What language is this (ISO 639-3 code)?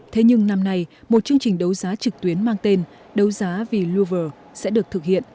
vie